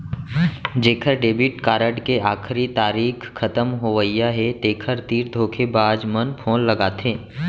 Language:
Chhattisgarhi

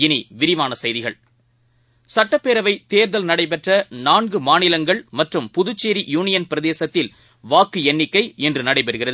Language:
Tamil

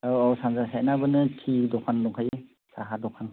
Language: Bodo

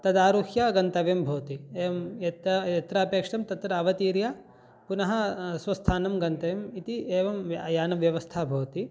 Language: Sanskrit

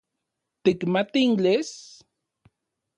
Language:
Central Puebla Nahuatl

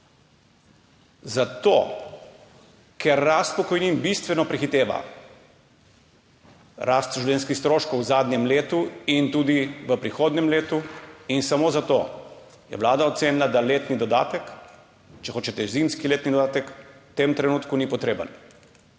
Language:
Slovenian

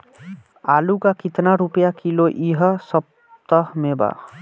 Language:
Bhojpuri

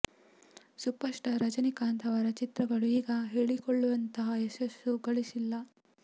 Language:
Kannada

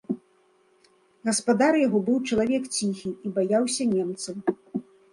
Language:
Belarusian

